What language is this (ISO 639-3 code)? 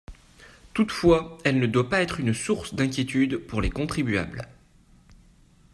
fra